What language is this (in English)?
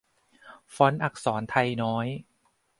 Thai